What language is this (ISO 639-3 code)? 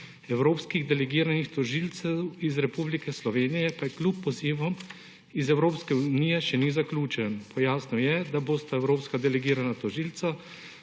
slv